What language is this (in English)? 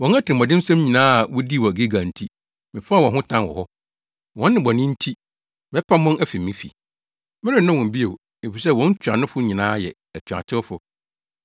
Akan